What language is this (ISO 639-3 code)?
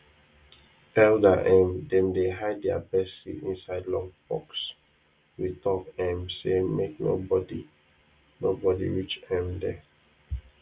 pcm